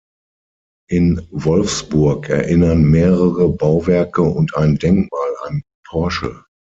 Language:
German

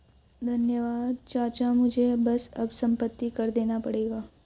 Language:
Hindi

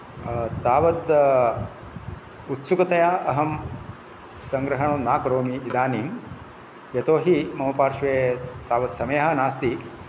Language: Sanskrit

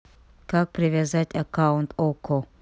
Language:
Russian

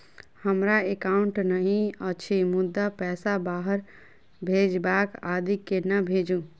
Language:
Maithili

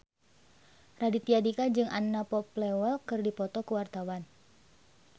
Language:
Sundanese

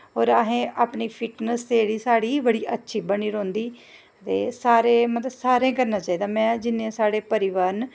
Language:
Dogri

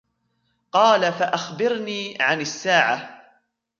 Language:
Arabic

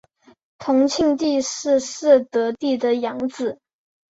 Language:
Chinese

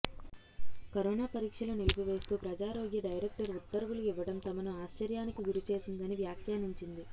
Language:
Telugu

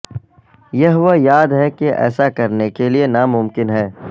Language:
Urdu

